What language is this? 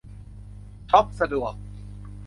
Thai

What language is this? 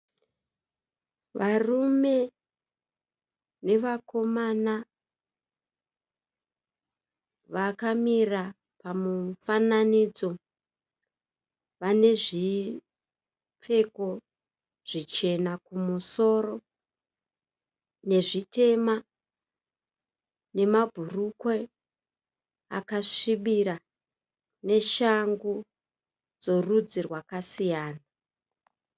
Shona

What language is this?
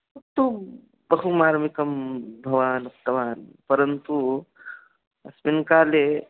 Sanskrit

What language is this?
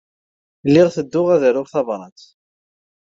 Kabyle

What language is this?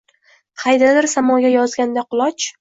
Uzbek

